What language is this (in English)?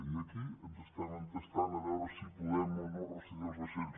Catalan